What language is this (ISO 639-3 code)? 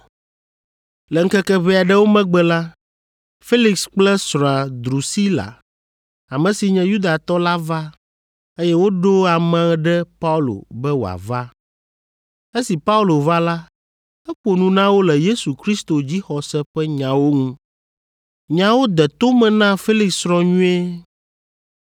ewe